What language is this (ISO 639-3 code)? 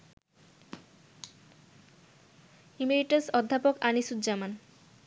ben